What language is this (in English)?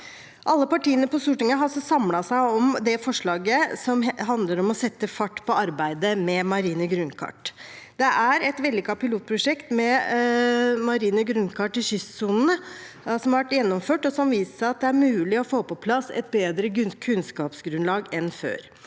Norwegian